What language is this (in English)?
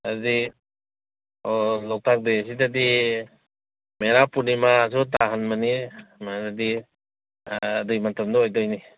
Manipuri